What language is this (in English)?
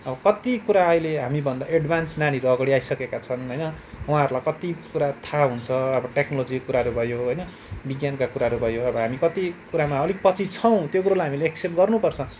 Nepali